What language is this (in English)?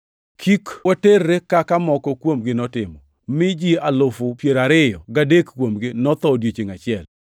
Luo (Kenya and Tanzania)